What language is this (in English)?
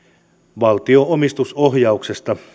Finnish